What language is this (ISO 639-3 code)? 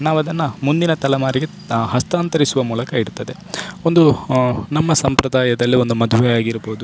kan